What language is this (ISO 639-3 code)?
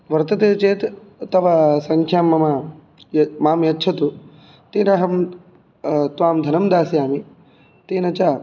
san